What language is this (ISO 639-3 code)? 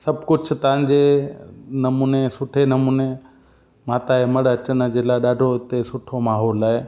snd